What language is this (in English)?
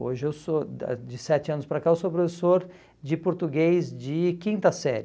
Portuguese